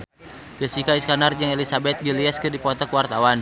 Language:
Sundanese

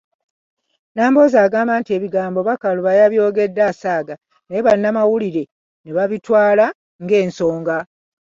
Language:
Ganda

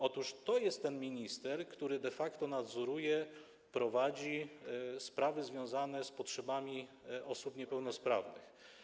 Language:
Polish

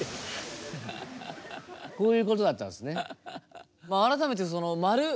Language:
Japanese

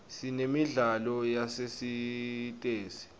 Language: Swati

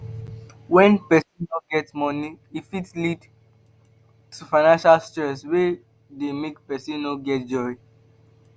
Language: Nigerian Pidgin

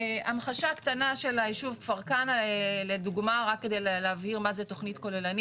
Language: Hebrew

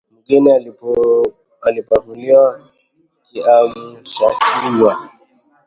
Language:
Swahili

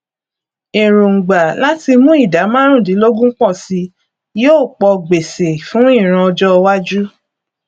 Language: Yoruba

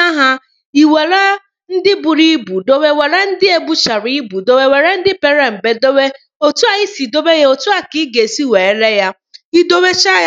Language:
Igbo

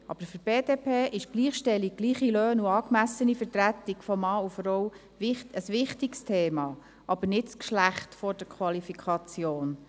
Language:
Swiss German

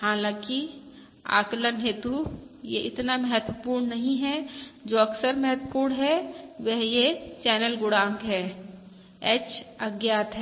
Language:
Hindi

